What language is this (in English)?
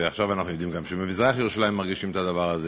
Hebrew